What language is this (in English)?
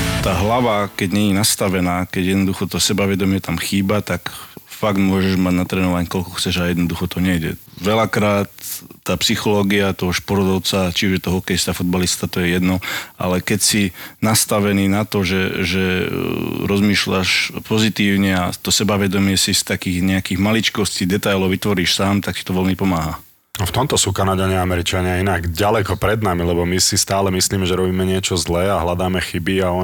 Slovak